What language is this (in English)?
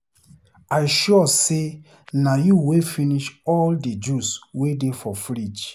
Nigerian Pidgin